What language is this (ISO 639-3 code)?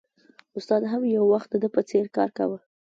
pus